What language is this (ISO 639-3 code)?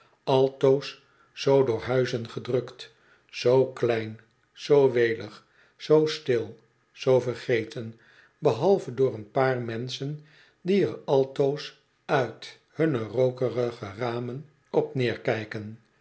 nld